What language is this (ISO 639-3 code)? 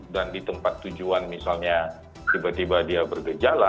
ind